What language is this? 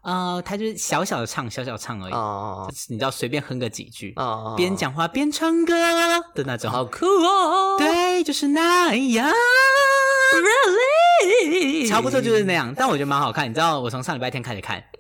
Chinese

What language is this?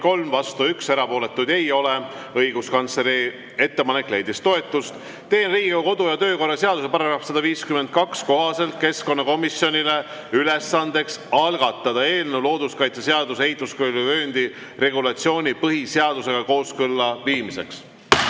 Estonian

